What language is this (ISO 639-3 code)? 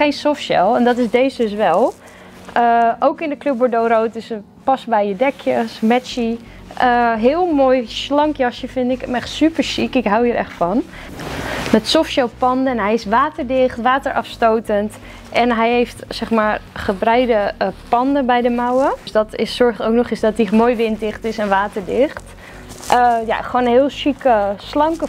nld